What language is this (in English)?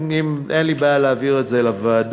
Hebrew